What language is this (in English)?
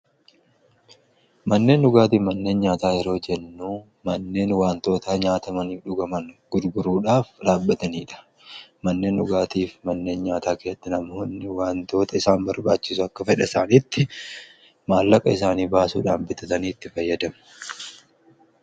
Oromo